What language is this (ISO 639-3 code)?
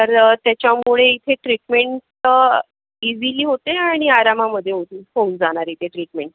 mar